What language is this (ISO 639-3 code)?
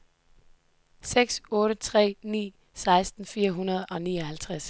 dan